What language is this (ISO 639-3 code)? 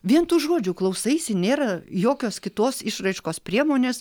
lit